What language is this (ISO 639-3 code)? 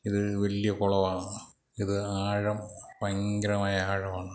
mal